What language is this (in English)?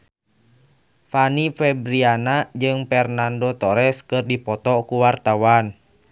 Sundanese